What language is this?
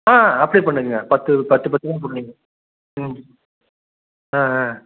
Tamil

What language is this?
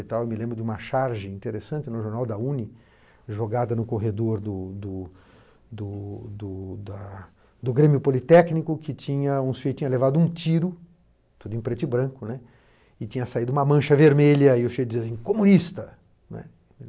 Portuguese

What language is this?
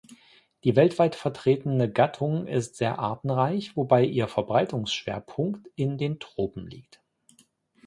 German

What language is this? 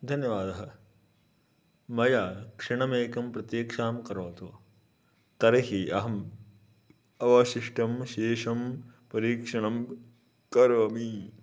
Sanskrit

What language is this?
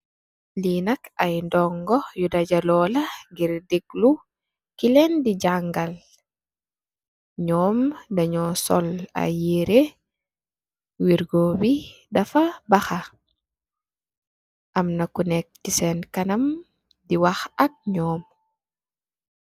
Wolof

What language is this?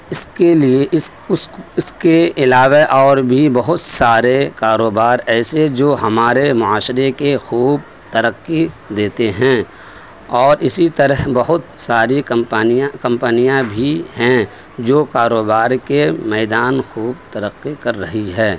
Urdu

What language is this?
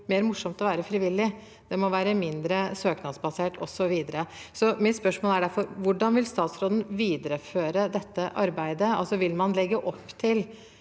Norwegian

